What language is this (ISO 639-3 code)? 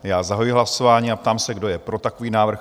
ces